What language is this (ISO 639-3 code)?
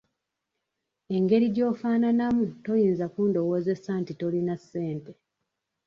lug